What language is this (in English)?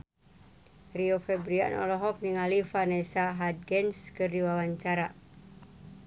Sundanese